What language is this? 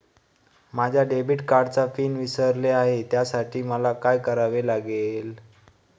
Marathi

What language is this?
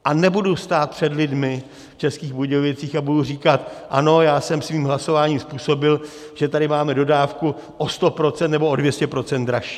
Czech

